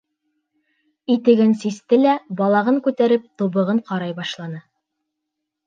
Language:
Bashkir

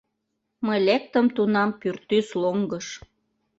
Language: Mari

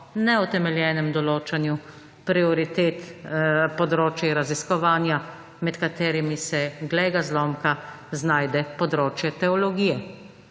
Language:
Slovenian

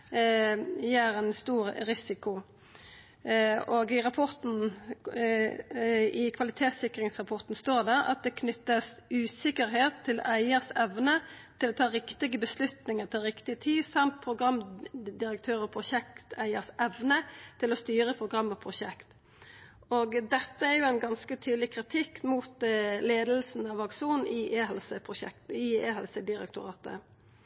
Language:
Norwegian Nynorsk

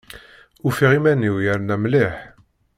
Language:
Kabyle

